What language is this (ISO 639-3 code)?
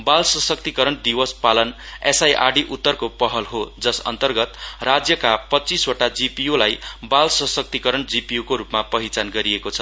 nep